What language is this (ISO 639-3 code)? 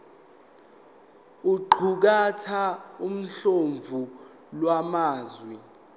zul